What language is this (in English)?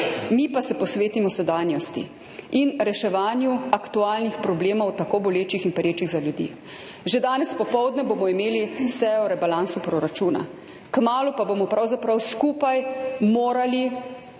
Slovenian